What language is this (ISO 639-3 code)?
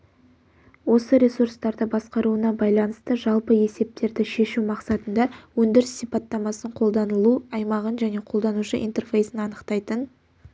kaz